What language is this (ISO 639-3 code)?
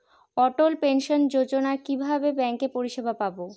ben